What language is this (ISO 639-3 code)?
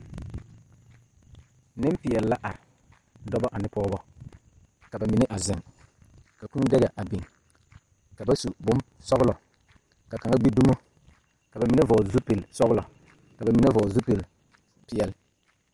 dga